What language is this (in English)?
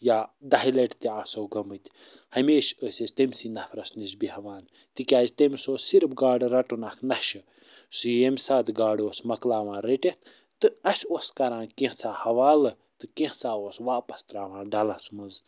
Kashmiri